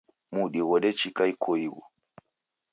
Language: Taita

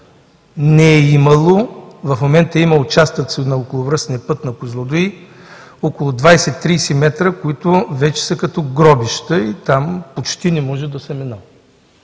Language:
Bulgarian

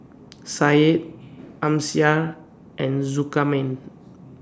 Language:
English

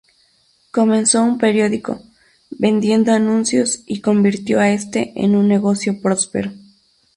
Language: Spanish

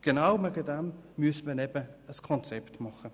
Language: Swiss German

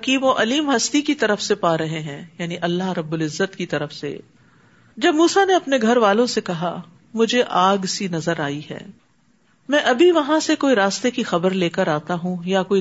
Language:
Urdu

